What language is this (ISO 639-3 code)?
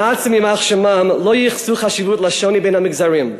heb